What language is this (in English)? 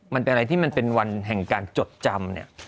Thai